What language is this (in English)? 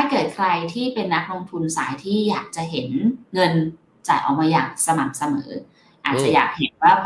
Thai